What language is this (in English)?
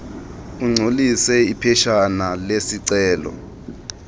Xhosa